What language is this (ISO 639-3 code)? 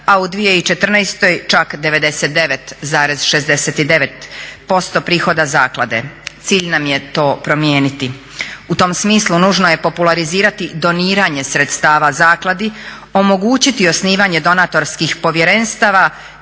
hrv